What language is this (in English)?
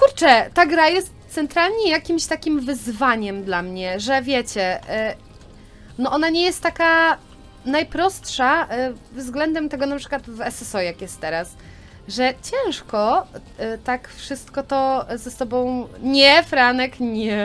Polish